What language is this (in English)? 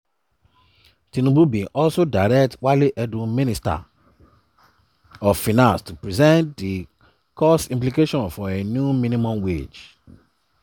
Nigerian Pidgin